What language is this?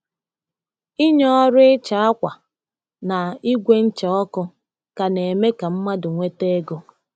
Igbo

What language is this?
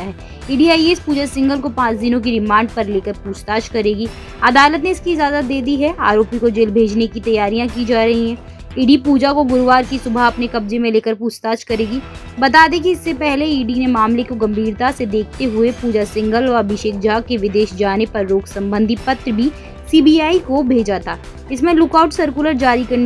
Hindi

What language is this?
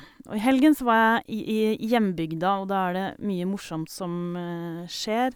Norwegian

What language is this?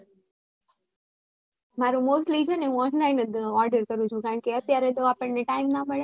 Gujarati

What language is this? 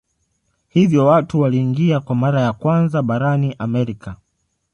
Swahili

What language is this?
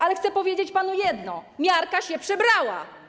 Polish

